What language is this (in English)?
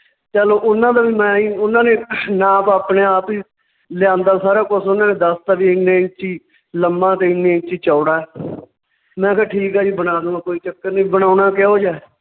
Punjabi